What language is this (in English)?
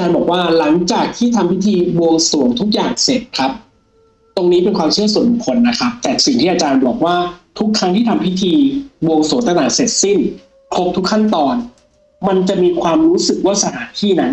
Thai